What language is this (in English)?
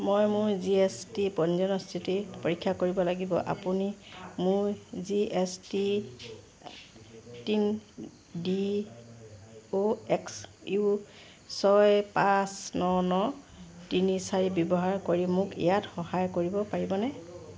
Assamese